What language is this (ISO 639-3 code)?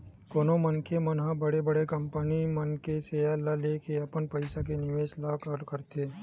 hne